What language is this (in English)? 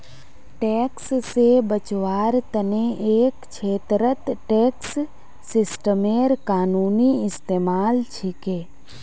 Magahi